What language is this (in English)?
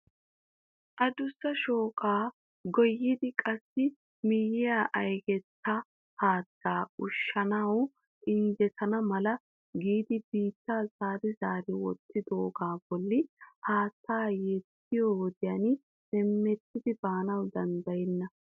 Wolaytta